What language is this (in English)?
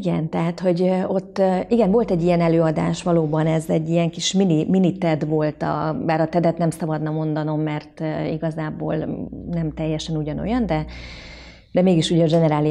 Hungarian